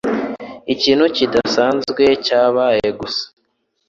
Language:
Kinyarwanda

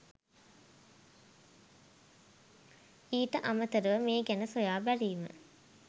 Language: Sinhala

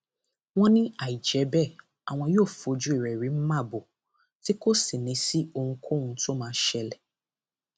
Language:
Yoruba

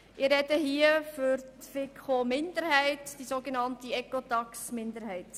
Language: Swiss German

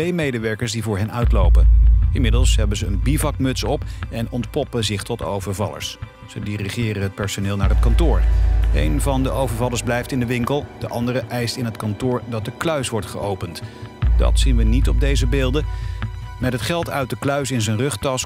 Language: Dutch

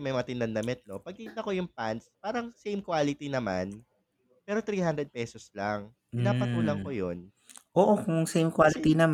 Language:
Filipino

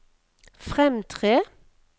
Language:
Norwegian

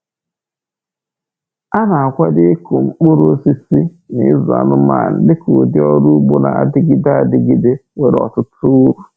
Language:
Igbo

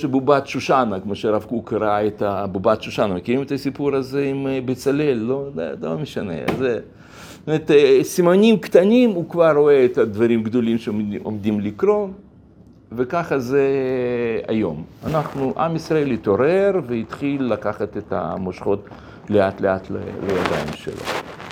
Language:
Hebrew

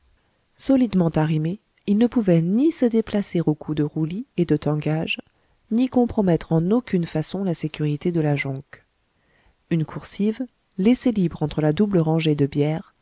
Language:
French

